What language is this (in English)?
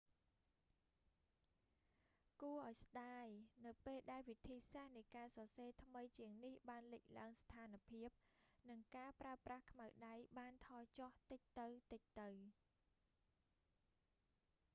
Khmer